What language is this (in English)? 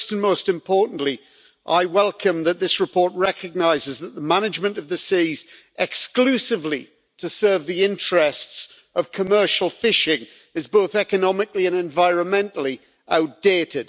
English